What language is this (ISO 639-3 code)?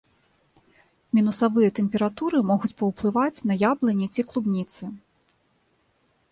bel